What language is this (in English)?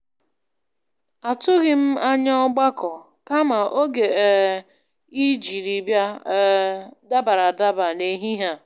Igbo